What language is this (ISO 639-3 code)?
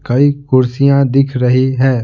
hin